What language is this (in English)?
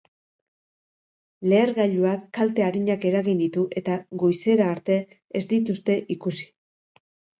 Basque